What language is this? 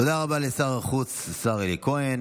Hebrew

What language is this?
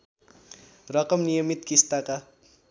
Nepali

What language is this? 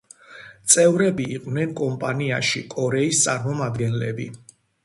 Georgian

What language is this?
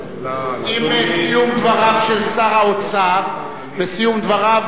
Hebrew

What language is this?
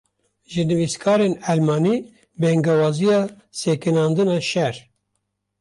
Kurdish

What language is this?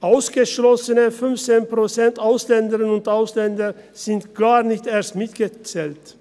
Swiss German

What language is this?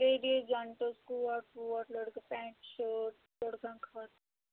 Kashmiri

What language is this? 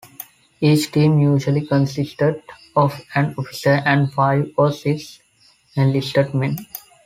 English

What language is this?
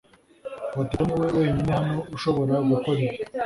Kinyarwanda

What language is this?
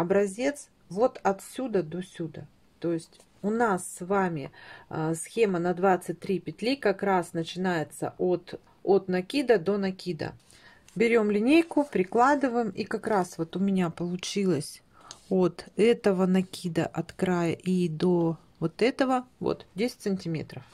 Russian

